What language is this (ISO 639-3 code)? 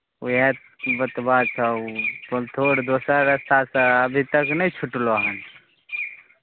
mai